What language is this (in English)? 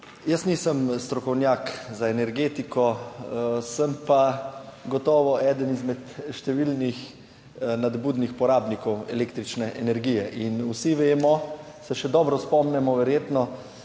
Slovenian